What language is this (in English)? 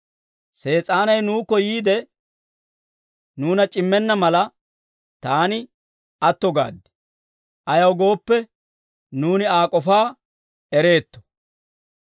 Dawro